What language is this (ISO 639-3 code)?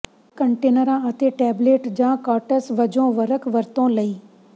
pan